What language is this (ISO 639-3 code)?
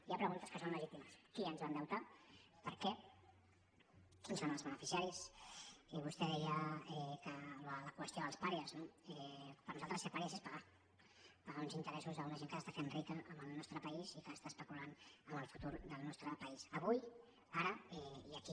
cat